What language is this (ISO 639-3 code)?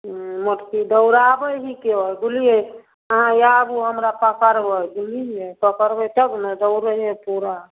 mai